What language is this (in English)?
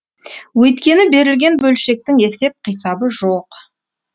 Kazakh